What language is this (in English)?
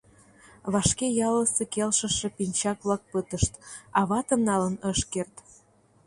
Mari